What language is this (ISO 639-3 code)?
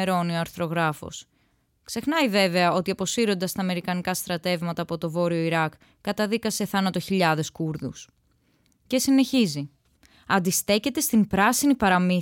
ell